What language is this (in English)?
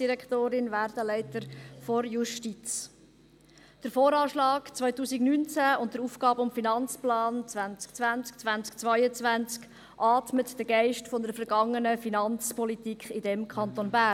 Swiss German